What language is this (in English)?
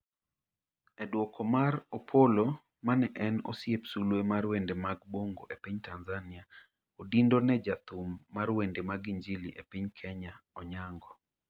Luo (Kenya and Tanzania)